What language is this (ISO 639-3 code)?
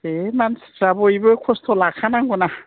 brx